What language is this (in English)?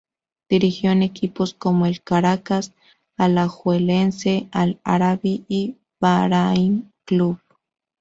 Spanish